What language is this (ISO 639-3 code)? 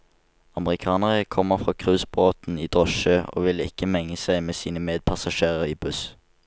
nor